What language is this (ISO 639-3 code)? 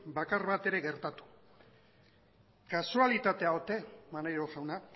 eus